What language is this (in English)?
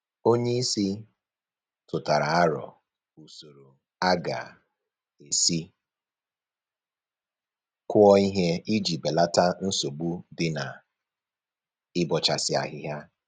Igbo